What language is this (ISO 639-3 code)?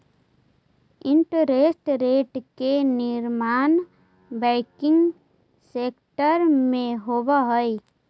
mag